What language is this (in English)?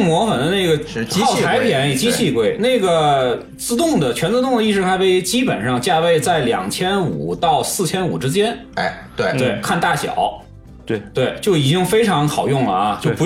Chinese